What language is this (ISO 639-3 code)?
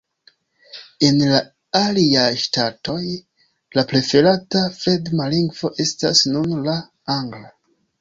epo